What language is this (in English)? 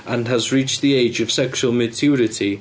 English